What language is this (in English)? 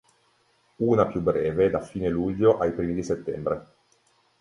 Italian